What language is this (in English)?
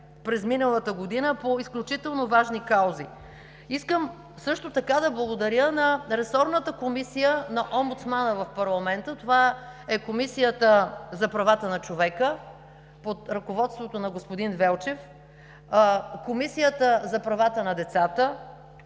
Bulgarian